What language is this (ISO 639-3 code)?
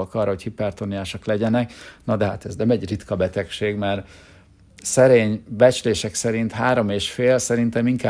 hun